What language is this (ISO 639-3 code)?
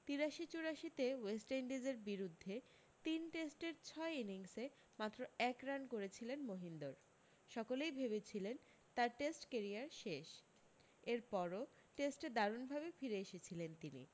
ben